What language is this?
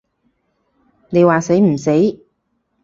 Cantonese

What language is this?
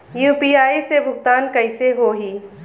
Bhojpuri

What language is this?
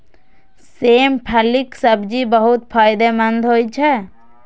Maithili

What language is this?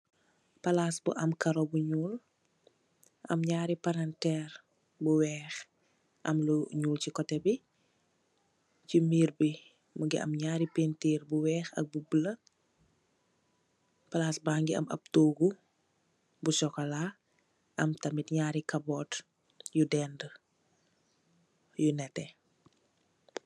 Wolof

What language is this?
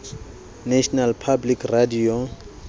Southern Sotho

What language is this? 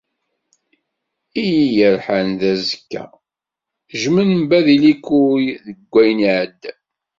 Kabyle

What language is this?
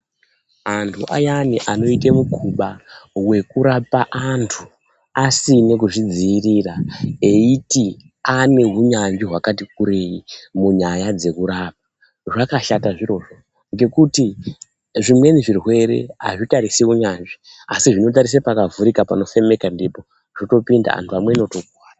Ndau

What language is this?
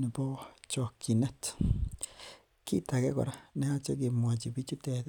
Kalenjin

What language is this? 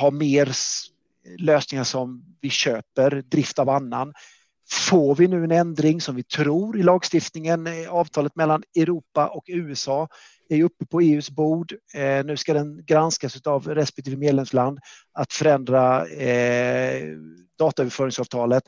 Swedish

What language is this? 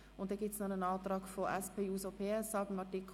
Swiss German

